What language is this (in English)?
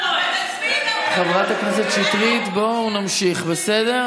Hebrew